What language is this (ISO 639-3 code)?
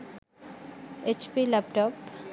sin